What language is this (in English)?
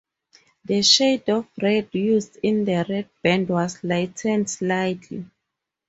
English